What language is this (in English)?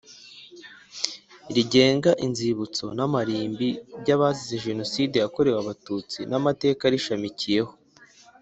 Kinyarwanda